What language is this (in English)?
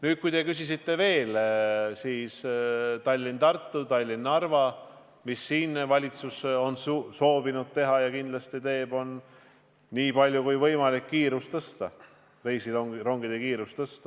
Estonian